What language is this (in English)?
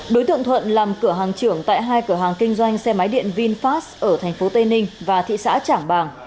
Vietnamese